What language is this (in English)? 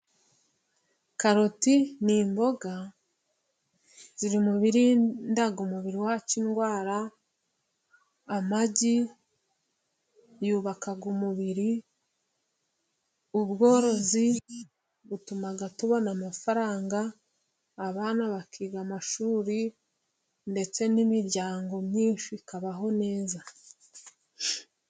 Kinyarwanda